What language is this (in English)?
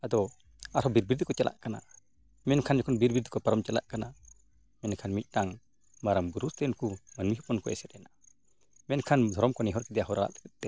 Santali